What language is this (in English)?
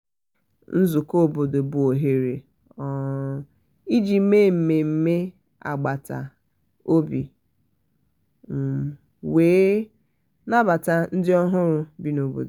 Igbo